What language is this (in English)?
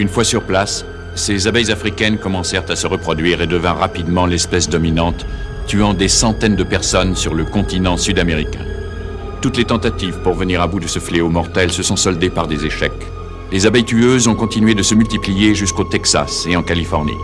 French